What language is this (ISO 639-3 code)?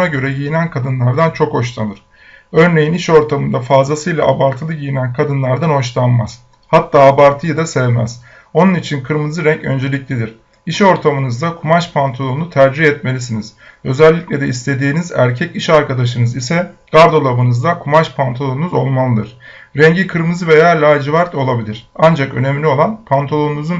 tur